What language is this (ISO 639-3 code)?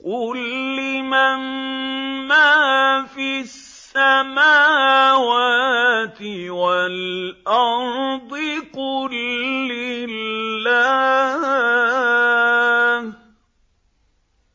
ara